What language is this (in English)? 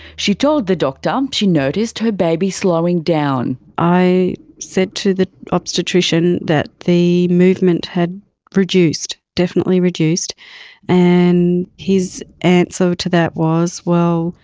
English